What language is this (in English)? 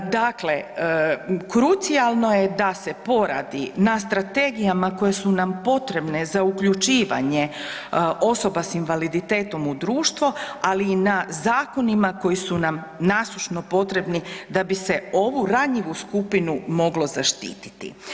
Croatian